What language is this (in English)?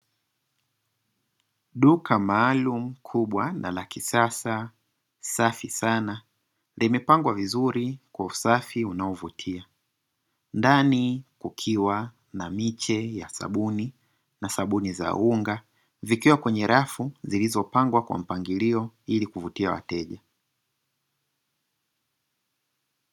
Swahili